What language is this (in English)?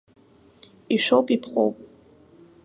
Abkhazian